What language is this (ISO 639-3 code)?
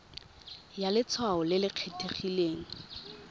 tsn